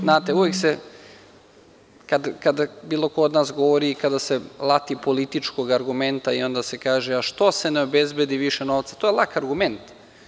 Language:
Serbian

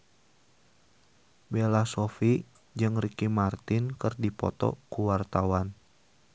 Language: Sundanese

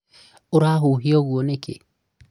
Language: Kikuyu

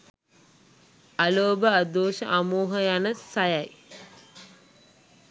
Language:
Sinhala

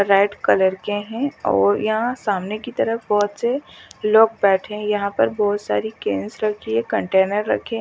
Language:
Hindi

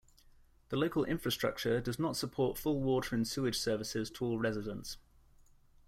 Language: English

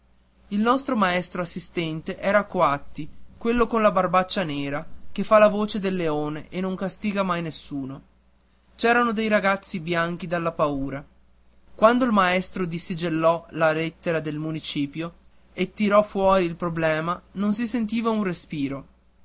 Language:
Italian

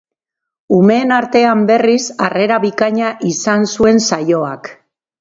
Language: Basque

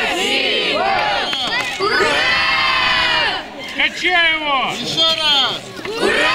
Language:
Russian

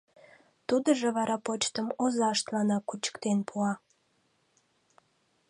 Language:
Mari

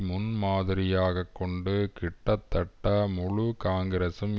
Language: Tamil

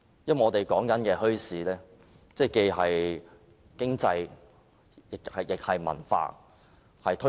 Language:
Cantonese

